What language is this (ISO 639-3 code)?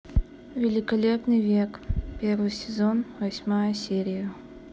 rus